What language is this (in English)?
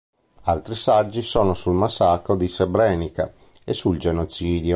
Italian